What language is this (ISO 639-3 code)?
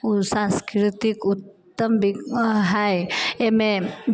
mai